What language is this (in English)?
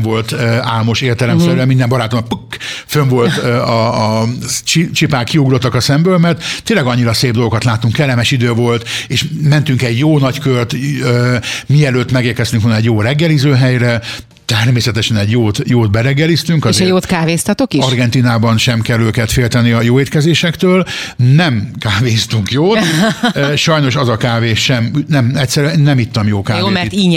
Hungarian